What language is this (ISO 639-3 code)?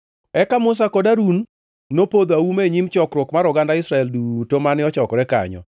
luo